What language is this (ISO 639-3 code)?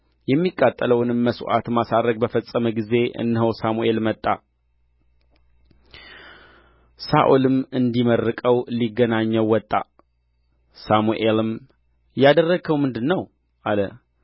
amh